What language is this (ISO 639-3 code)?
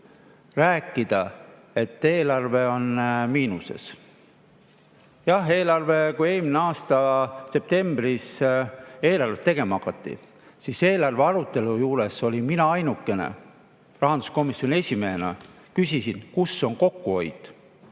est